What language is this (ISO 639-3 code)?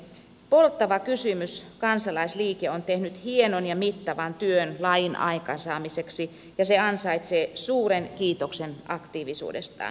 fin